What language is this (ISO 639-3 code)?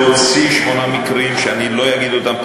heb